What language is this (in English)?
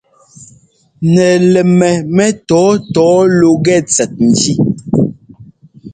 Ngomba